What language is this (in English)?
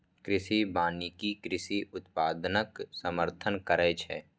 Maithili